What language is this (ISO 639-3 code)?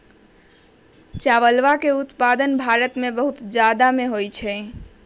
mag